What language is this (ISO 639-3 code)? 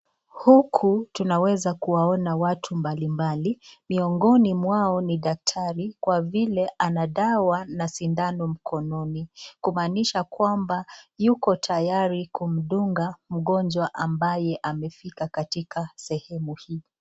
swa